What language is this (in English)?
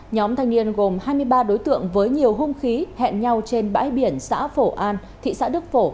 Vietnamese